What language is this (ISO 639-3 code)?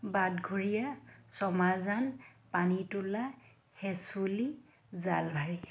asm